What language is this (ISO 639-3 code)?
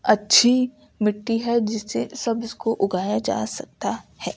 urd